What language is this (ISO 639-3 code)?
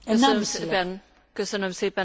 hun